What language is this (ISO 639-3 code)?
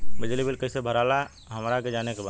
bho